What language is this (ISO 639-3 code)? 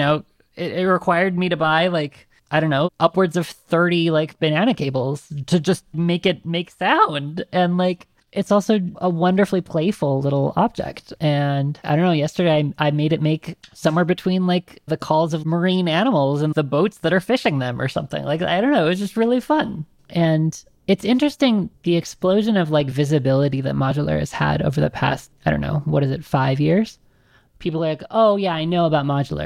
eng